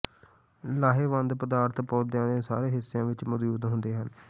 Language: Punjabi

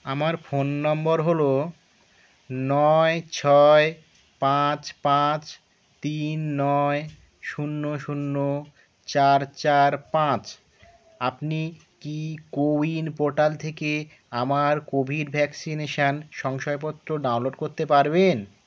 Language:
Bangla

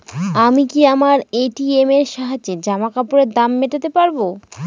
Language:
Bangla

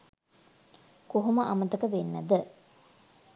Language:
Sinhala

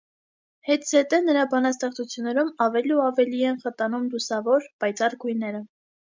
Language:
Armenian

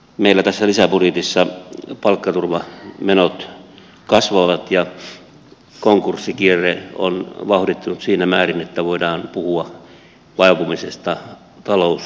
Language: Finnish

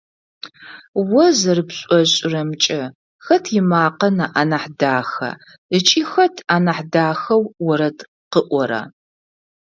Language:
Adyghe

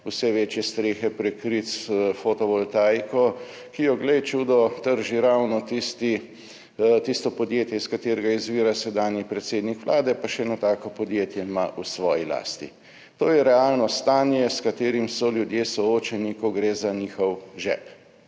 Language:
Slovenian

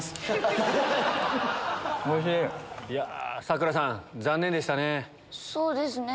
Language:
Japanese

